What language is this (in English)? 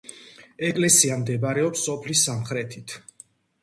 Georgian